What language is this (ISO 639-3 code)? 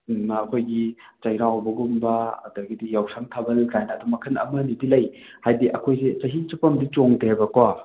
mni